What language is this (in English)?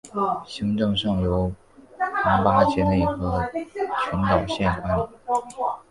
Chinese